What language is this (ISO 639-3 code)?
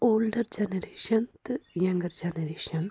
kas